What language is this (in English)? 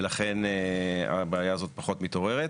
Hebrew